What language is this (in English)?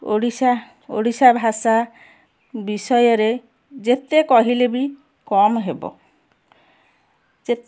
Odia